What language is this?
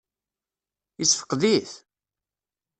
Kabyle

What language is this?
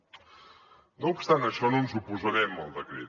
Catalan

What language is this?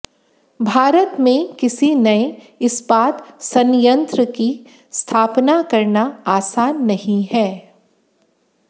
Hindi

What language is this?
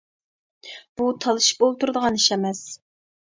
Uyghur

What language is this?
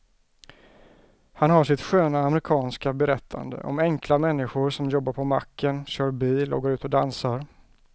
Swedish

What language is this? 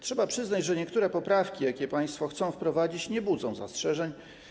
Polish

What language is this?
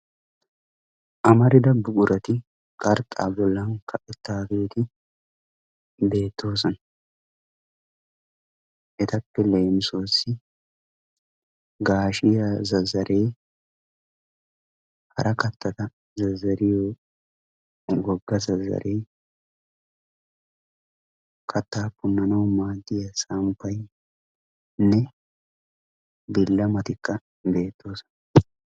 Wolaytta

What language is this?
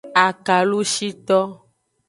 Aja (Benin)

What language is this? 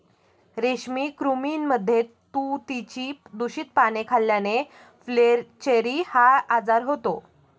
Marathi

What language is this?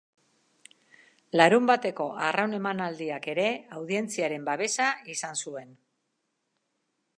Basque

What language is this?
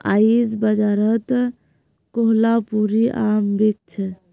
Magahi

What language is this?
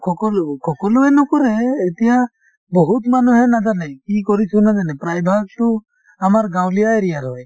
Assamese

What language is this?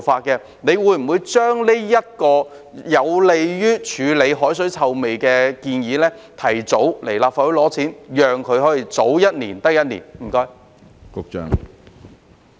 Cantonese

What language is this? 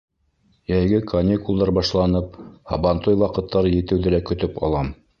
Bashkir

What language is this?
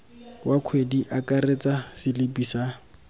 Tswana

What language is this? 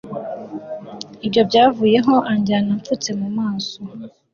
Kinyarwanda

